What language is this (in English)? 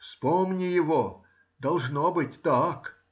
Russian